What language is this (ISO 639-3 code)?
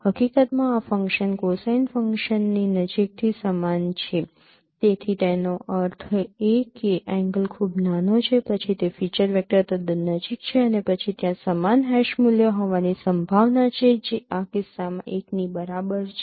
guj